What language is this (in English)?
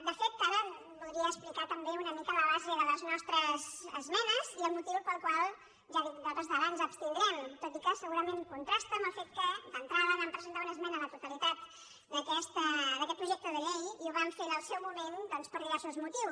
Catalan